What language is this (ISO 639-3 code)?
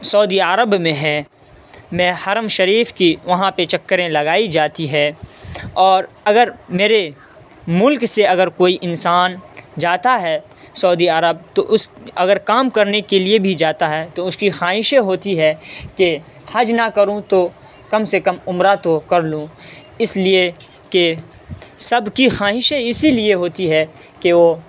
urd